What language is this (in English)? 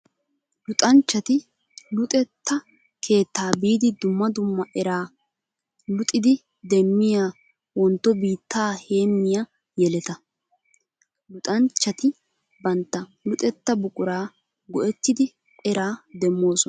Wolaytta